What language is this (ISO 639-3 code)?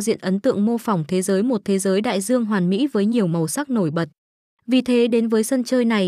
vie